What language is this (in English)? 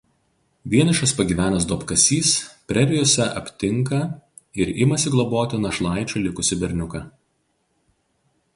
Lithuanian